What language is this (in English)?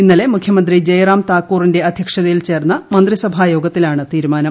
Malayalam